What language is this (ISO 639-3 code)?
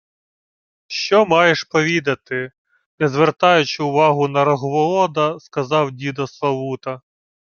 ukr